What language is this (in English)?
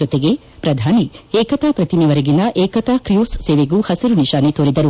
Kannada